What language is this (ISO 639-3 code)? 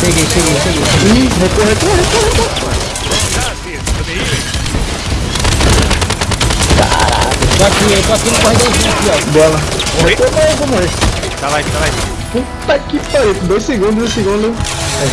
por